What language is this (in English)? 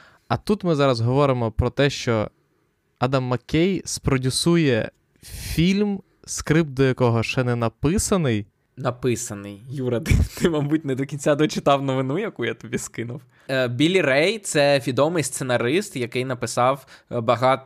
Ukrainian